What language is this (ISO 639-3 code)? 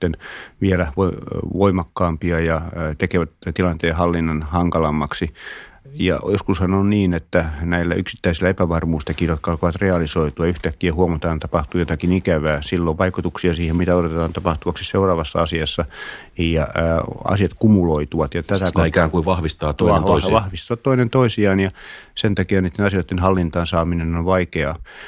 fin